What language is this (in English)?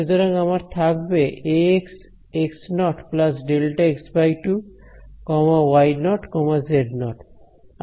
Bangla